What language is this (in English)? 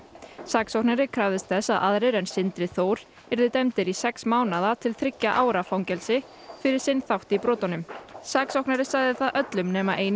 Icelandic